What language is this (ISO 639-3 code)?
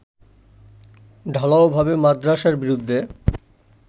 ben